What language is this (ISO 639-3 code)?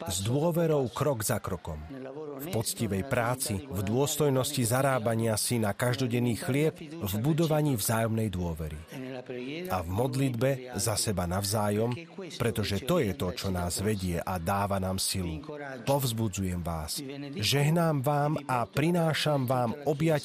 slk